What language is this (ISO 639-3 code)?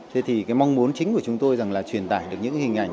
vie